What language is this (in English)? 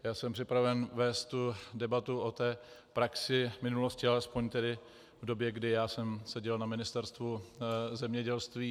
Czech